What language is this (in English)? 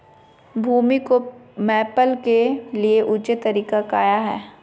Magahi